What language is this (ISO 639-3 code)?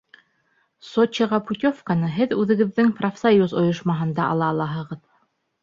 bak